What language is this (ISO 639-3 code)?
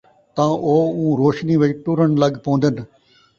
skr